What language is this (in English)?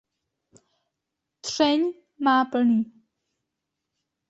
Czech